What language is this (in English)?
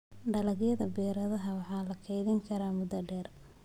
Somali